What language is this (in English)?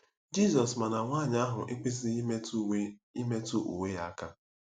Igbo